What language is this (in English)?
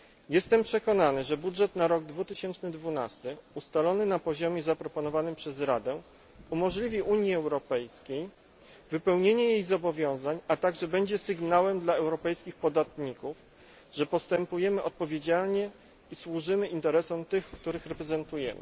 Polish